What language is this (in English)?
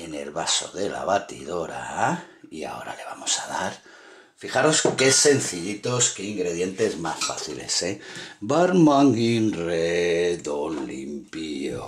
Spanish